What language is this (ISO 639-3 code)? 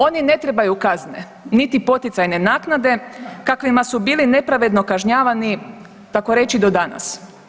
hrv